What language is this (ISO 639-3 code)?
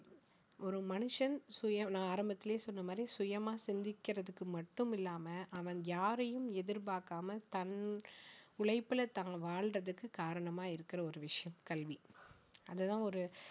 tam